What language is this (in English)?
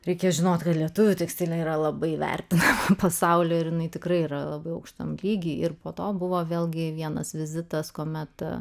Lithuanian